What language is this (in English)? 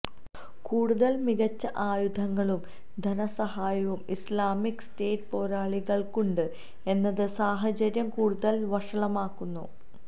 Malayalam